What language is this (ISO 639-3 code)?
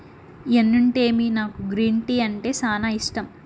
tel